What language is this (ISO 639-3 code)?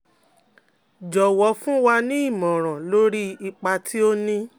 yor